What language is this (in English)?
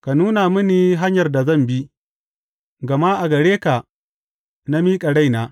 Hausa